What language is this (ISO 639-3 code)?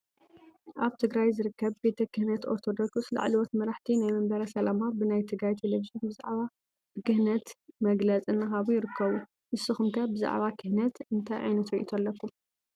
tir